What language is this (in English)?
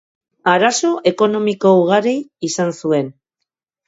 Basque